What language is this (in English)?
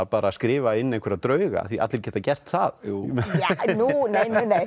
Icelandic